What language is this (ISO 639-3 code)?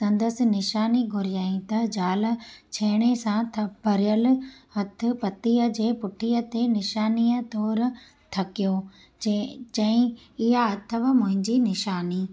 snd